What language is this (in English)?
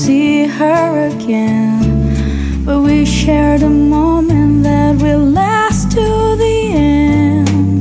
Japanese